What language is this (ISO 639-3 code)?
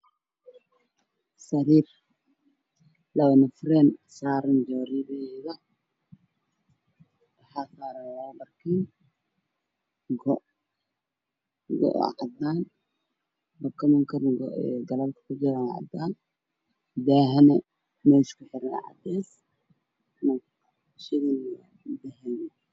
som